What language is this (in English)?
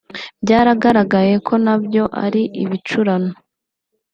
Kinyarwanda